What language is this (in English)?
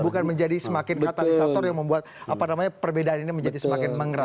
Indonesian